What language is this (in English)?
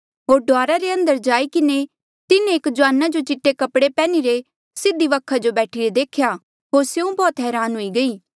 Mandeali